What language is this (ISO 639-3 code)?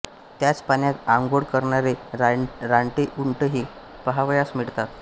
mar